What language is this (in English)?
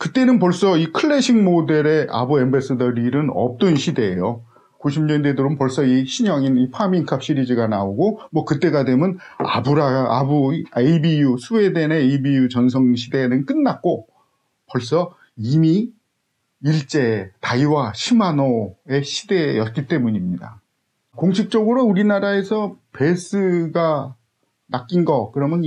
Korean